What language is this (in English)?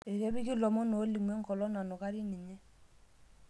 Masai